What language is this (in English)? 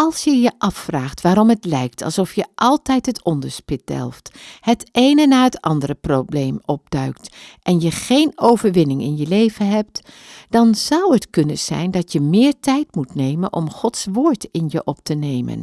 Dutch